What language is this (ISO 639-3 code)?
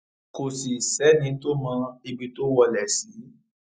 yor